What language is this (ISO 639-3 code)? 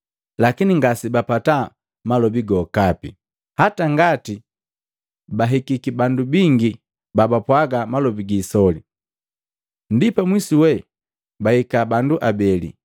mgv